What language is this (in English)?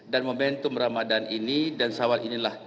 Indonesian